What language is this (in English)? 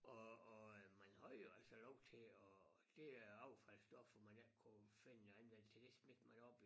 Danish